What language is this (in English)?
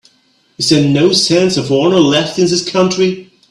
English